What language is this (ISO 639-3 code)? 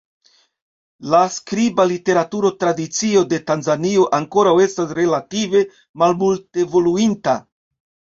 epo